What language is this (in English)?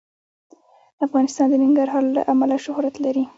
Pashto